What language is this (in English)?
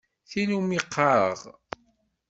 Kabyle